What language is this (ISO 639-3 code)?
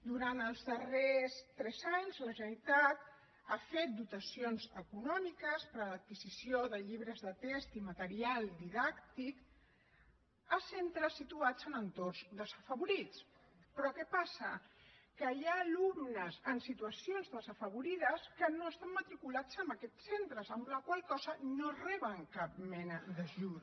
cat